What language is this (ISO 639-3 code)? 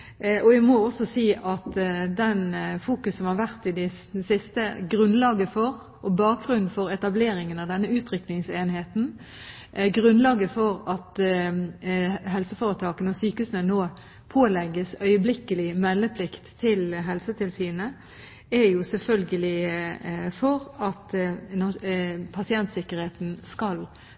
nob